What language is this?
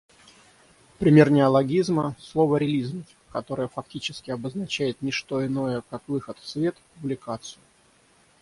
Russian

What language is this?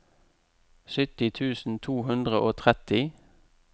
Norwegian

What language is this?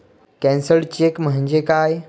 Marathi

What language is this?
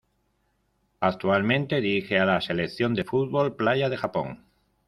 Spanish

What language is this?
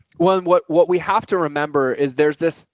English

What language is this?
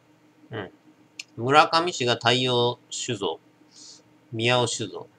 Japanese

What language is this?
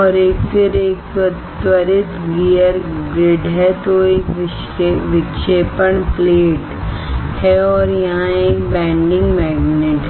Hindi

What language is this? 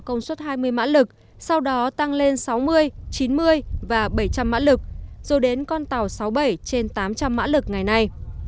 Vietnamese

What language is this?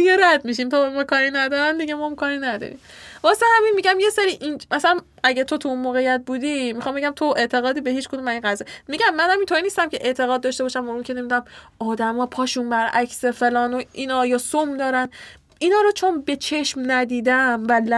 Persian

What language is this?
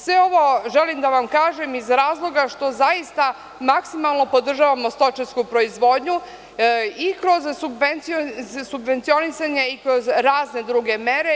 Serbian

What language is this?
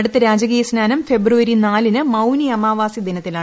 Malayalam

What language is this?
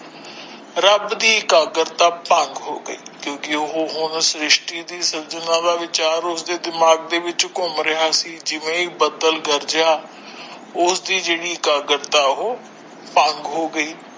Punjabi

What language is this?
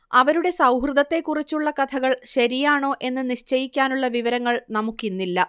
Malayalam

